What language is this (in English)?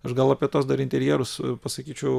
Lithuanian